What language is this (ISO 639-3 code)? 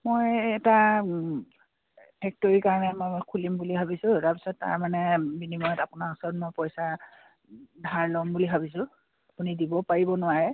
asm